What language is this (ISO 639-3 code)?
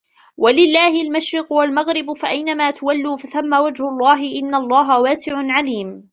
ara